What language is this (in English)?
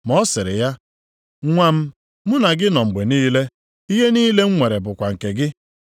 Igbo